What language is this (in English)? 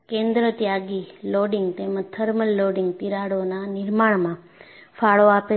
Gujarati